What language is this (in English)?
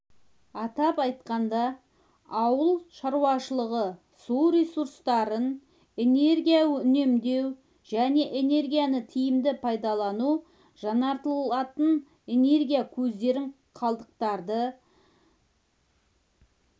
Kazakh